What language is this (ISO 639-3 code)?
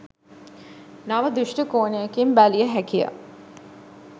sin